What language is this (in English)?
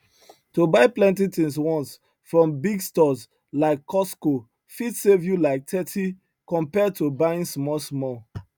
Nigerian Pidgin